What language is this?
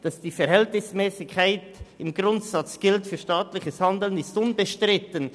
Swiss German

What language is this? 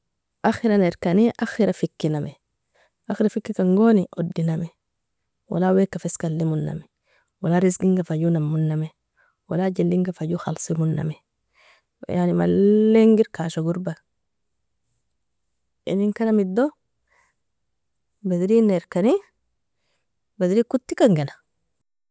Nobiin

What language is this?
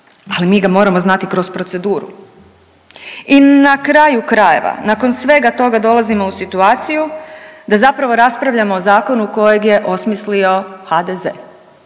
Croatian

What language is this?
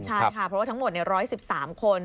Thai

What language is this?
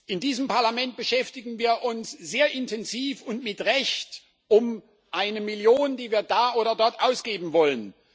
German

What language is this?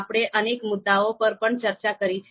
Gujarati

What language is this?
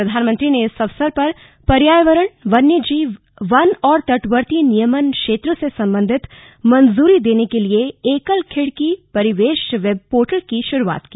Hindi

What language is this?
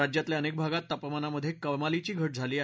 Marathi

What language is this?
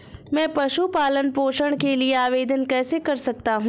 Hindi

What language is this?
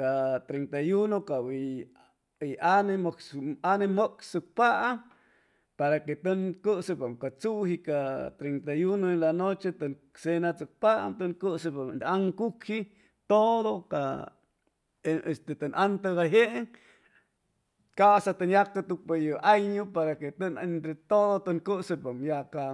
Chimalapa Zoque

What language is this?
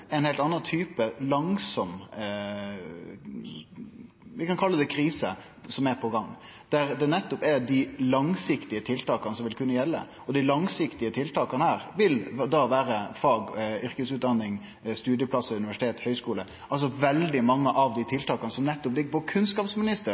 Norwegian Nynorsk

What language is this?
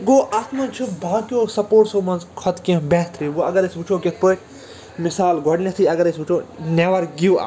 Kashmiri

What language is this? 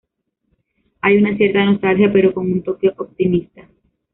Spanish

